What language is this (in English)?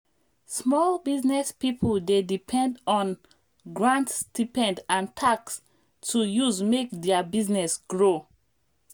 Nigerian Pidgin